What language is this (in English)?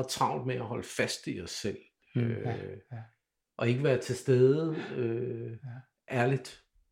Danish